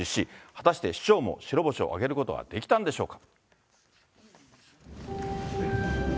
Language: Japanese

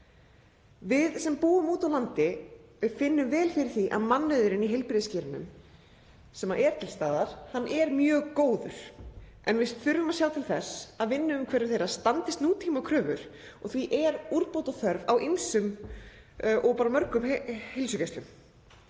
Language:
Icelandic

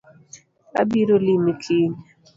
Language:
Luo (Kenya and Tanzania)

